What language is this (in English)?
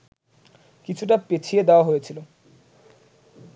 Bangla